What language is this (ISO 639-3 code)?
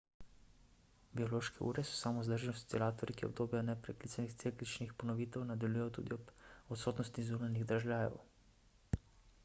slv